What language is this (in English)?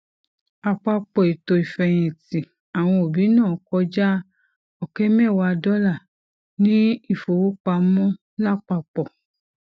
Yoruba